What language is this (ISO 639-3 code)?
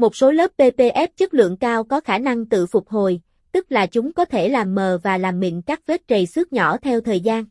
vie